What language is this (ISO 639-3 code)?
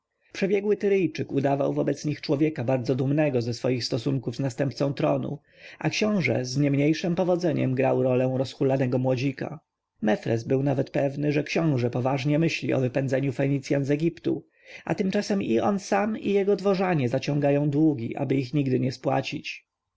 pol